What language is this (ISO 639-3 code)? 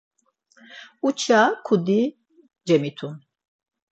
lzz